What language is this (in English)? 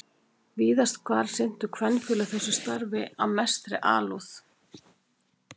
Icelandic